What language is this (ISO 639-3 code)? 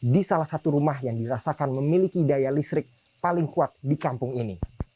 ind